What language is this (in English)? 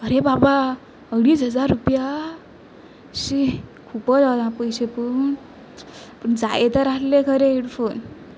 Konkani